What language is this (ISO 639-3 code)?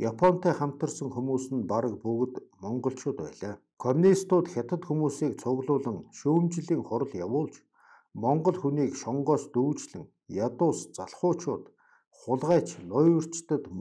kor